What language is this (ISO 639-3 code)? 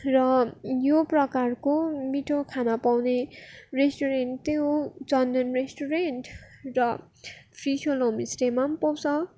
nep